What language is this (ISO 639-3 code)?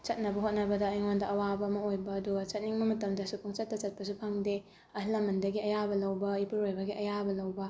mni